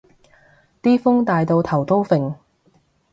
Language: Cantonese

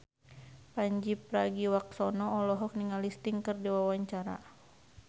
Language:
Sundanese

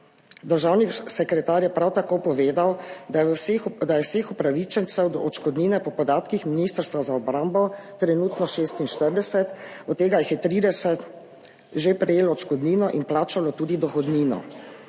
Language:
Slovenian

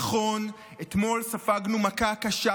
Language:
Hebrew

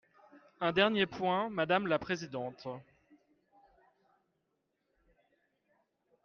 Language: French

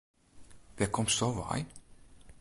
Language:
Western Frisian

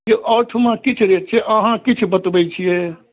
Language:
Maithili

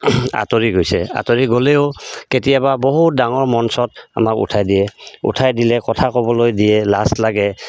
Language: Assamese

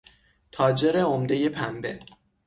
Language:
Persian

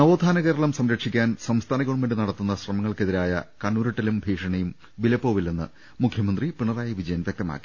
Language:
Malayalam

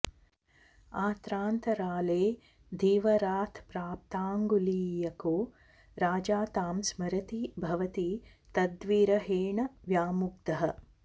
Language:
Sanskrit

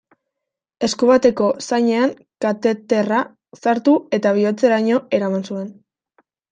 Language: Basque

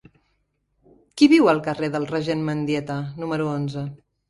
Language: Catalan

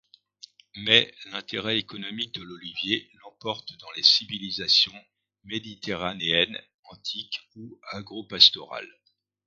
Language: French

